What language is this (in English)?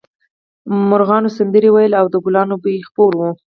Pashto